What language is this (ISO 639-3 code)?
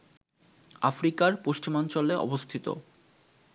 ben